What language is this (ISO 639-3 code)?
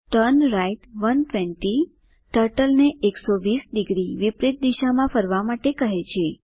guj